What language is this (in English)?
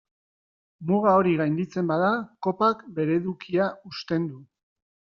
Basque